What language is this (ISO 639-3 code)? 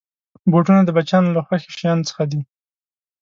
pus